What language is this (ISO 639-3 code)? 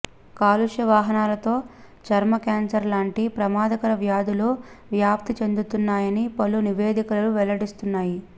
tel